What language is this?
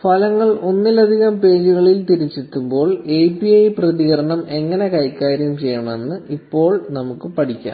Malayalam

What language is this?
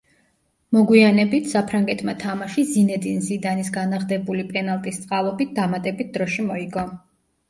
Georgian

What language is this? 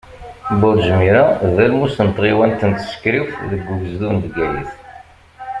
Kabyle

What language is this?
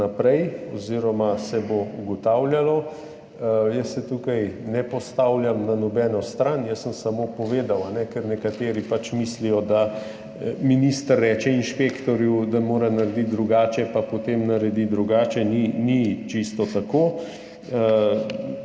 Slovenian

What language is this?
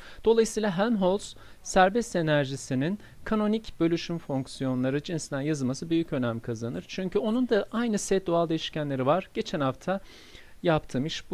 Turkish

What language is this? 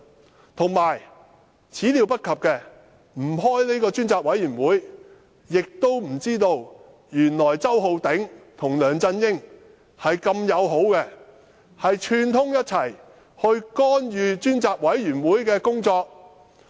Cantonese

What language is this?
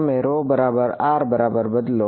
Gujarati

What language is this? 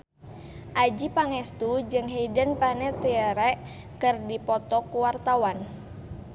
Sundanese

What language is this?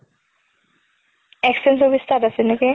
Assamese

